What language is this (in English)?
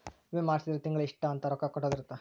Kannada